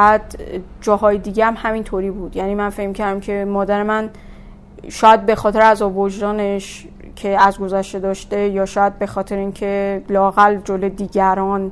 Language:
Persian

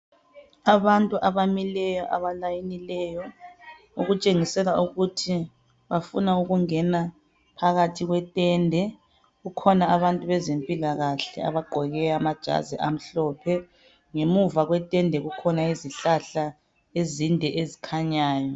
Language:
North Ndebele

